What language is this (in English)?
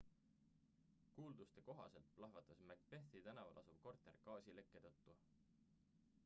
Estonian